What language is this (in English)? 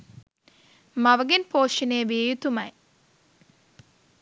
Sinhala